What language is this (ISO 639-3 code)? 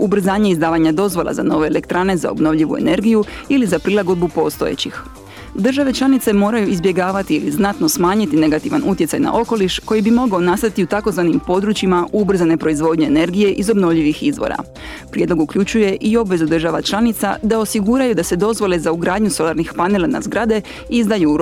hrv